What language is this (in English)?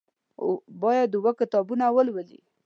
Pashto